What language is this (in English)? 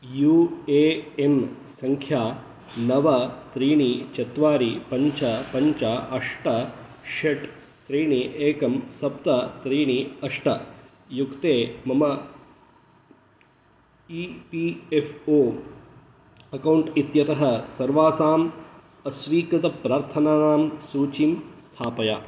Sanskrit